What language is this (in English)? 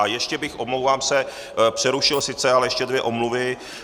Czech